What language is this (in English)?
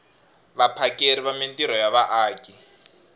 Tsonga